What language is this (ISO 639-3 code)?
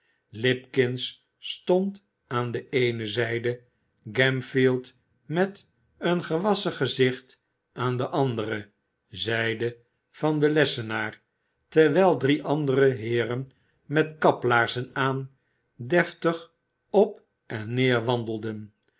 nld